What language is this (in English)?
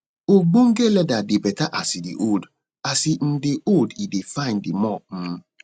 Nigerian Pidgin